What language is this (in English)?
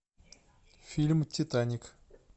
Russian